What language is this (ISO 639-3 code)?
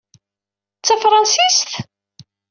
kab